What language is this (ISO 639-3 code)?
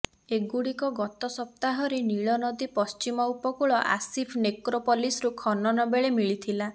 ori